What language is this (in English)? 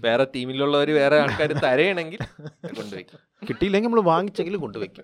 Malayalam